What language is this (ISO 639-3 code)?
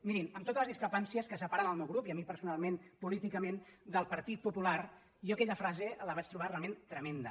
cat